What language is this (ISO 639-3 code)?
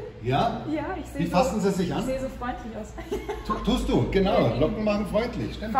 deu